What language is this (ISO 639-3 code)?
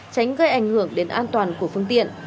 vie